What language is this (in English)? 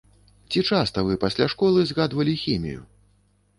Belarusian